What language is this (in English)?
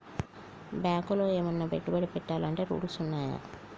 Telugu